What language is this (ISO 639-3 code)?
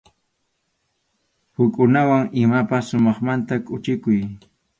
qxu